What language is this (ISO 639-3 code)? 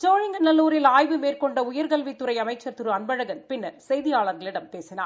tam